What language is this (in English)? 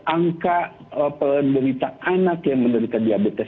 Indonesian